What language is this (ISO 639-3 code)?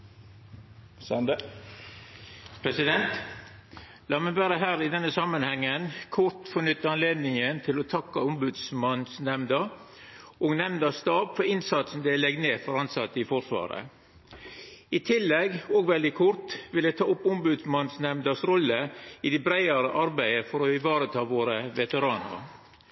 nno